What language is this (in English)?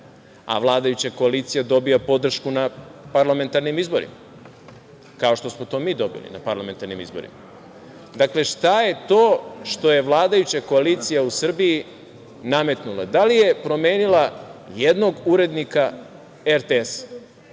Serbian